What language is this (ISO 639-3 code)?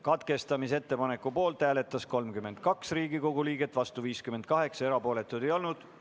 est